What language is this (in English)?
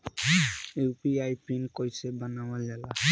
Bhojpuri